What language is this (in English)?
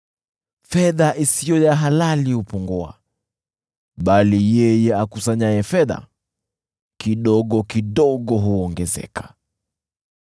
Swahili